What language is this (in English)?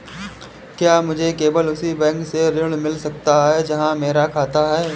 Hindi